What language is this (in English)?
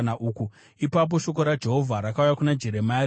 Shona